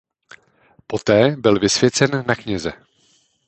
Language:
Czech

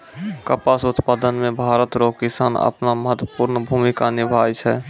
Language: Maithili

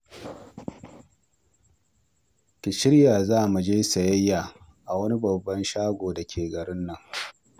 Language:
Hausa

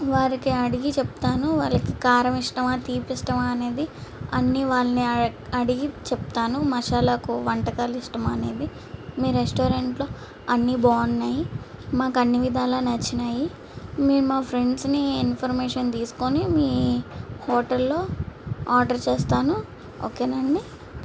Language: Telugu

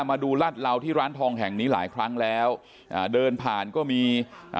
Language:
Thai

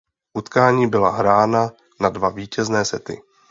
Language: Czech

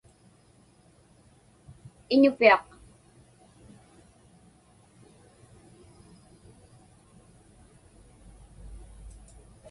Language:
Inupiaq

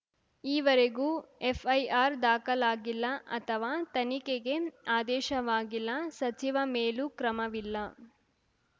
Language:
Kannada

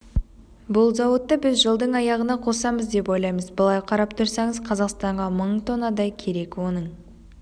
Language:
Kazakh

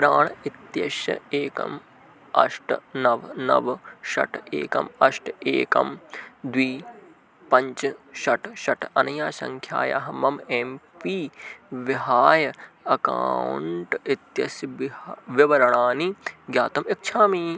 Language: Sanskrit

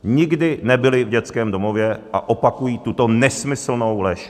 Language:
Czech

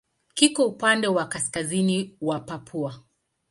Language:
Swahili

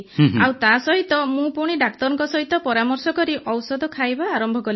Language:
Odia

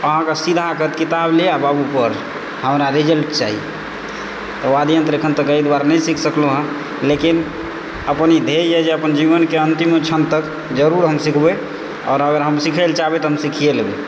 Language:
Maithili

